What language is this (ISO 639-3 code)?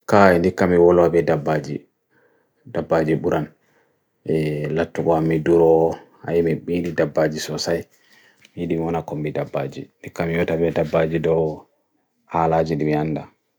fui